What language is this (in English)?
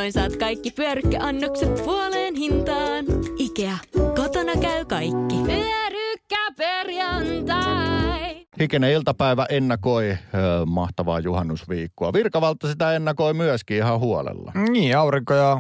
Finnish